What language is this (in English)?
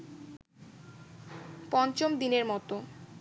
Bangla